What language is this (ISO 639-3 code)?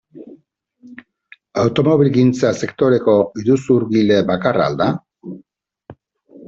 eus